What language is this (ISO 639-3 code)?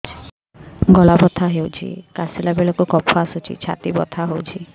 ori